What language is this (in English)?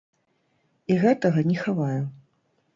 Belarusian